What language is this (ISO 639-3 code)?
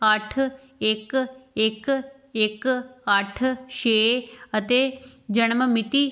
pan